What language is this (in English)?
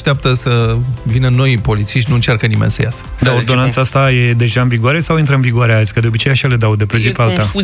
Romanian